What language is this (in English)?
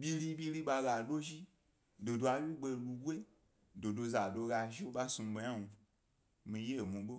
Gbari